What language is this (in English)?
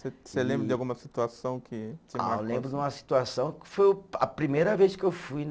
Portuguese